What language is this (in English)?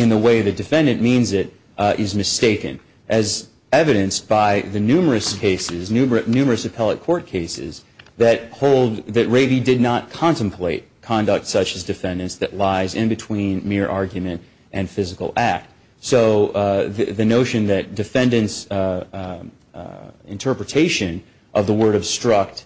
English